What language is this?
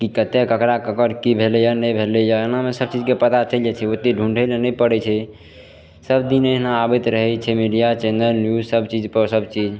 Maithili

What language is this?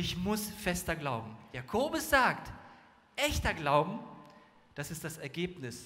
German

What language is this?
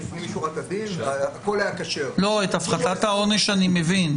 Hebrew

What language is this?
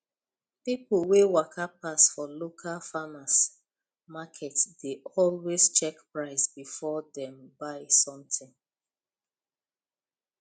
Nigerian Pidgin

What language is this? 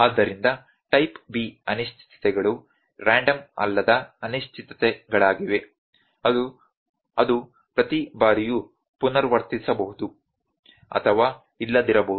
Kannada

